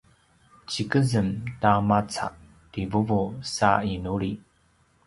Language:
Paiwan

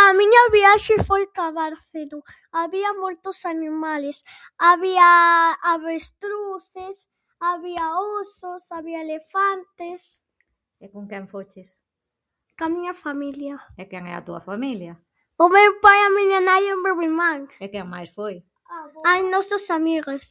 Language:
Galician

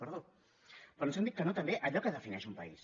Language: Catalan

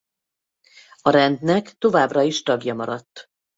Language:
Hungarian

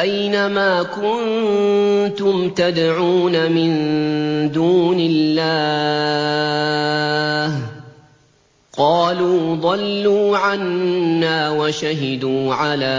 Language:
Arabic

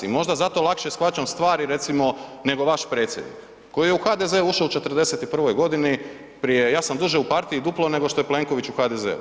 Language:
Croatian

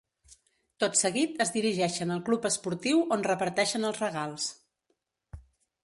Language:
Catalan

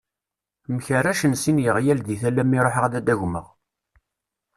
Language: Kabyle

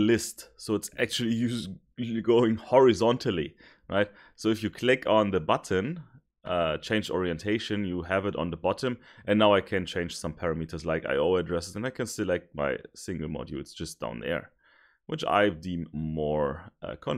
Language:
English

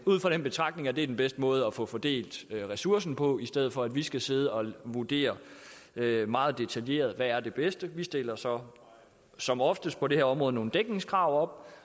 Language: Danish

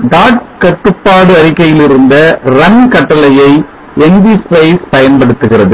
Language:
Tamil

